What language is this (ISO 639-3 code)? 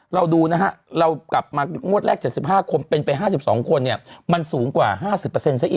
tha